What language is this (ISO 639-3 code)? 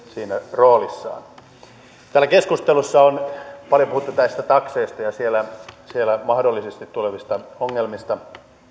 fin